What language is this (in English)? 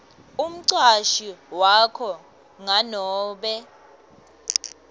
Swati